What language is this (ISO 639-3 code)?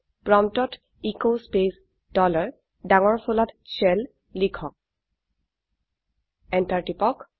asm